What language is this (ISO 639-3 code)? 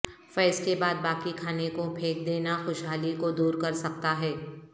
urd